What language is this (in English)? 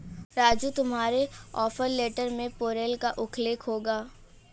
Hindi